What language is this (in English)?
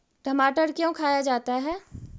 Magahi